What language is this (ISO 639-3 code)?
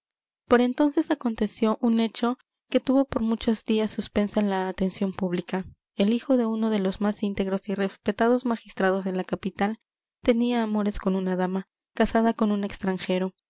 spa